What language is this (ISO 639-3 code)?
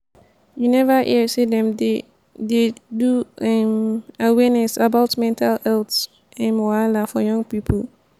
pcm